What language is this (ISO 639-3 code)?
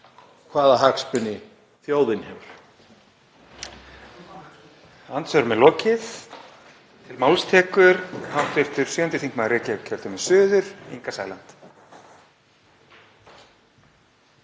isl